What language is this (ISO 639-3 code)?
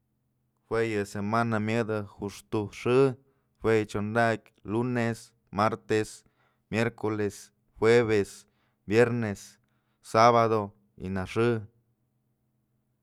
mzl